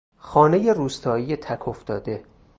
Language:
Persian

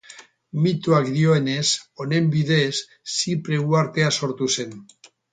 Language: Basque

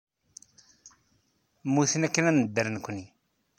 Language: Kabyle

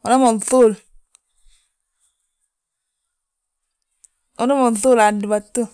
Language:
Balanta-Ganja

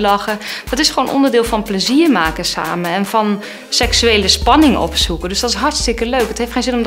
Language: Dutch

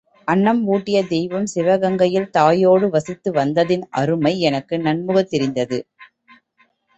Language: Tamil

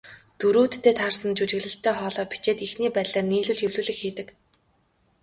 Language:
Mongolian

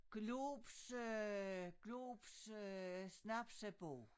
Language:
Danish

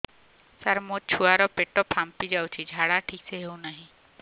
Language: Odia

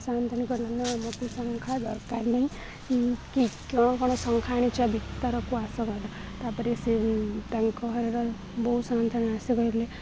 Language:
Odia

